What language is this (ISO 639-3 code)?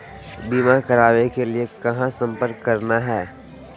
mag